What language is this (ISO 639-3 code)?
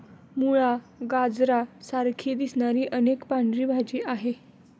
mar